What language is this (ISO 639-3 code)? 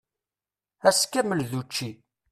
kab